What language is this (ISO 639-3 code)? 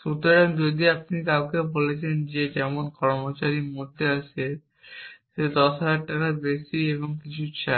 ben